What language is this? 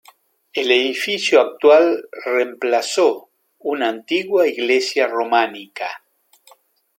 Spanish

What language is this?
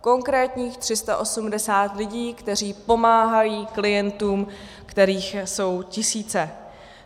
Czech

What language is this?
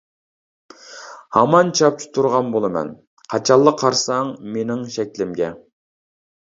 Uyghur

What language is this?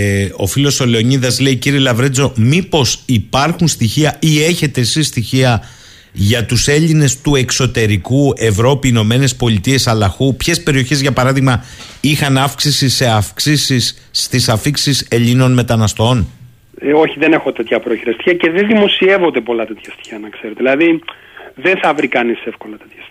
Greek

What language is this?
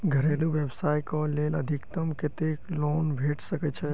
Maithili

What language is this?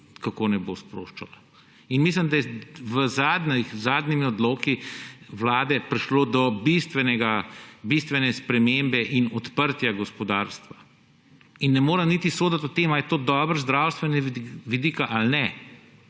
Slovenian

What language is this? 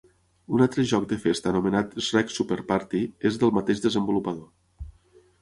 Catalan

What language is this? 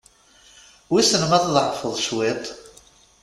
Kabyle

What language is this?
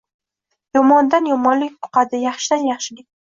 Uzbek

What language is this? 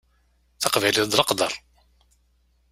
Kabyle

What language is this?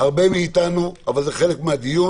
Hebrew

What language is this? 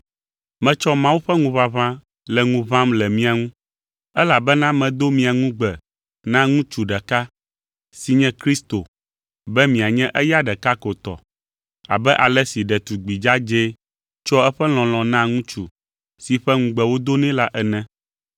Ewe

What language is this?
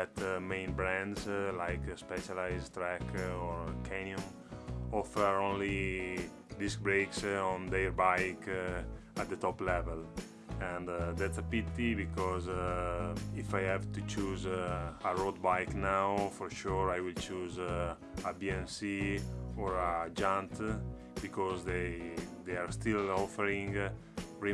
English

